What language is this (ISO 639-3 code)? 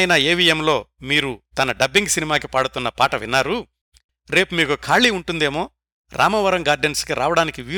tel